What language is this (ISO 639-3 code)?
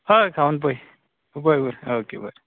kok